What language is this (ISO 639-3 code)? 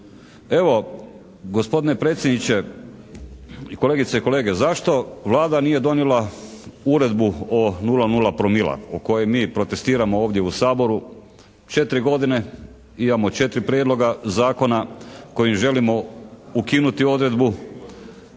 hrv